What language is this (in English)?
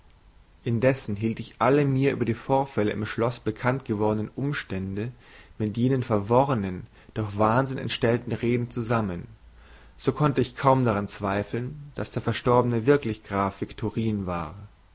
German